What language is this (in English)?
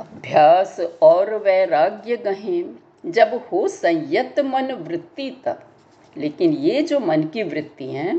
Hindi